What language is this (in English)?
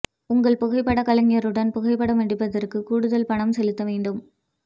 Tamil